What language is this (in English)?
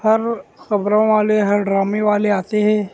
Urdu